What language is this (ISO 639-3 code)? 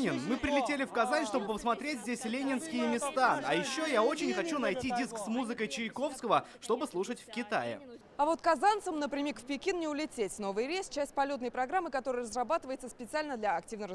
rus